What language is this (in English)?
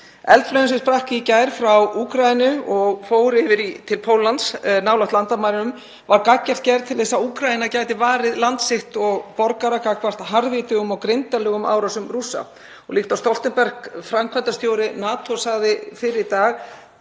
Icelandic